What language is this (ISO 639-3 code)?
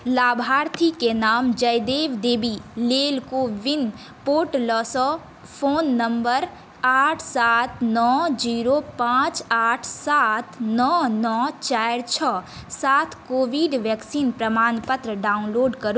mai